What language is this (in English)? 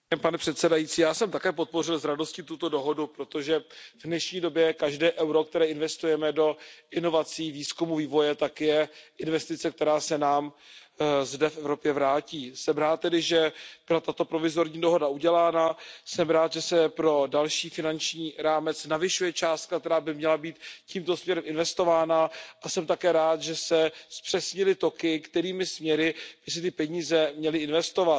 Czech